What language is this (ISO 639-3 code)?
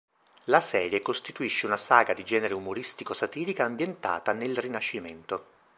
ita